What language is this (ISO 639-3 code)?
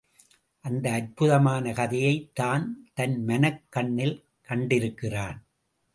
tam